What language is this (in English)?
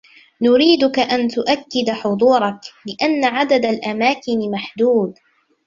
Arabic